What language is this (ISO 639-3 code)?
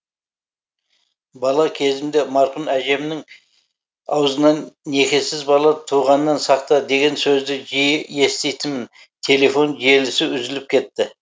kaz